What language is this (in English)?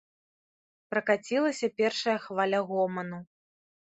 Belarusian